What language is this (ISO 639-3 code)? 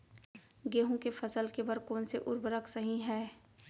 hne